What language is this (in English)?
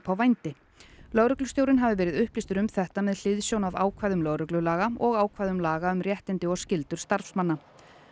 Icelandic